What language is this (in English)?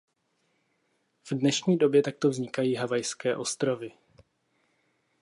Czech